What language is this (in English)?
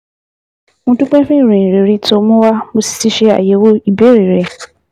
Yoruba